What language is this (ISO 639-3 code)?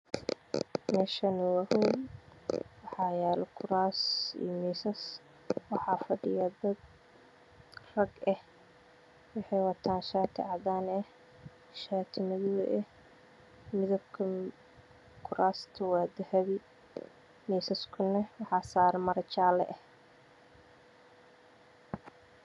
som